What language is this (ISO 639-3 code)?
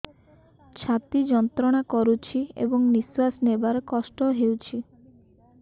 ori